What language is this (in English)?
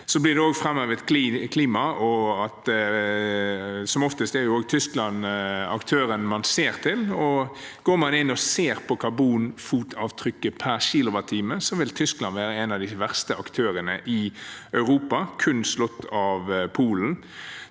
Norwegian